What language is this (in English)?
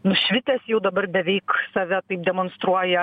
Lithuanian